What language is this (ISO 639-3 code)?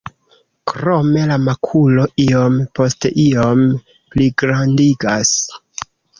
epo